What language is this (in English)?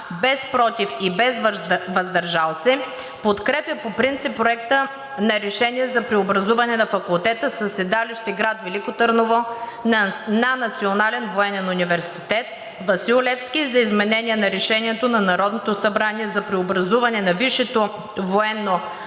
Bulgarian